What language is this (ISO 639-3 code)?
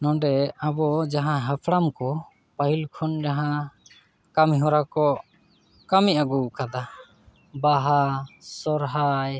sat